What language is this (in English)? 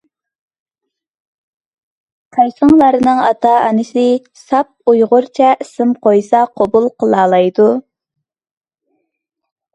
Uyghur